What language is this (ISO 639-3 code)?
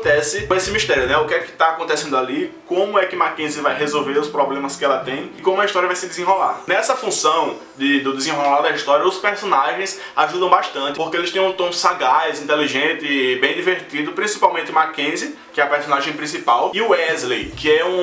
por